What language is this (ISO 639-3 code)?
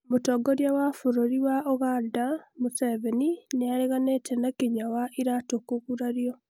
kik